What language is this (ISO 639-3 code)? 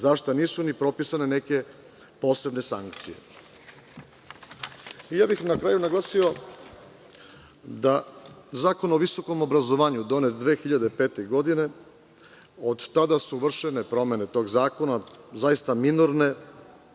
srp